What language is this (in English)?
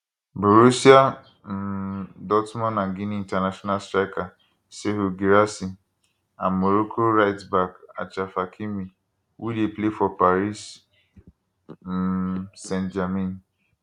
Nigerian Pidgin